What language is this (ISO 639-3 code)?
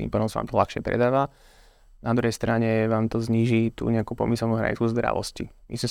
slk